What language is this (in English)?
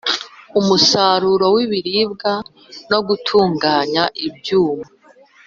Kinyarwanda